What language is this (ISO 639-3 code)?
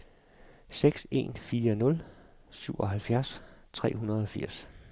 dan